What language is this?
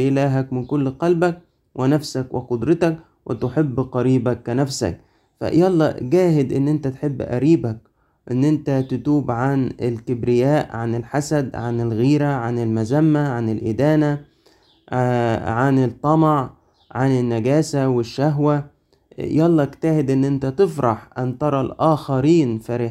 Arabic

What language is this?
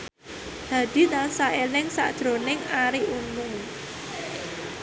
Javanese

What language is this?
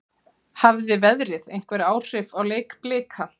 Icelandic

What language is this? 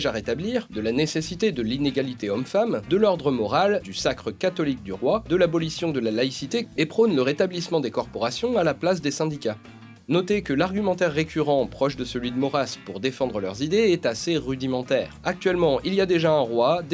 French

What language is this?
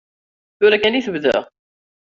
Kabyle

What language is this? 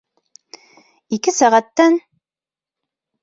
Bashkir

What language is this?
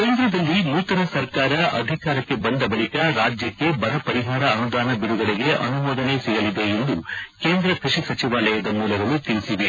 Kannada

